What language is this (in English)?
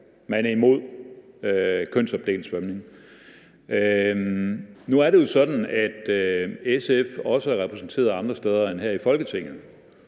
Danish